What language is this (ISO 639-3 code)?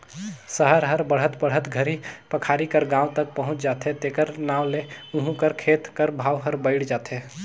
hne